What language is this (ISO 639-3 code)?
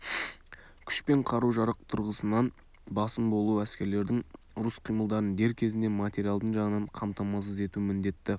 kaz